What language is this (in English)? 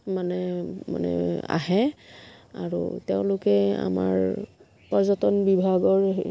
Assamese